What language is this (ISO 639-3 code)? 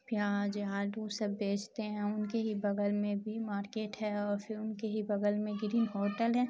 urd